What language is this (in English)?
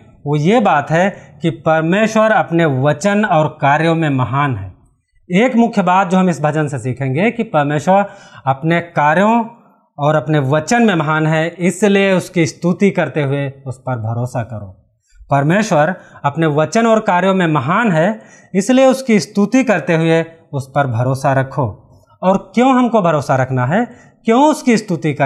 Hindi